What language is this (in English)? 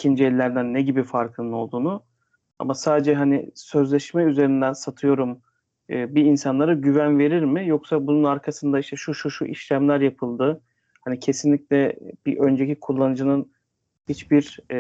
Turkish